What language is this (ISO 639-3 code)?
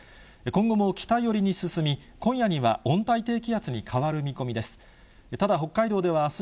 jpn